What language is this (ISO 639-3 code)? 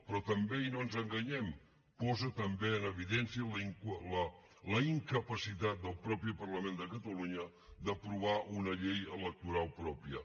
cat